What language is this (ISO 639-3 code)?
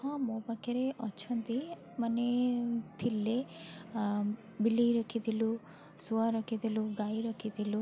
ori